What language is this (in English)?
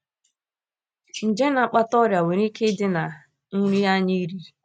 Igbo